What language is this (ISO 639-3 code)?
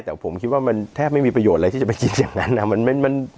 tha